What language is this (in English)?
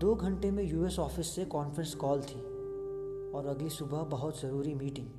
Hindi